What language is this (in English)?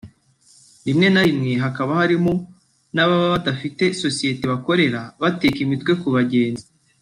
Kinyarwanda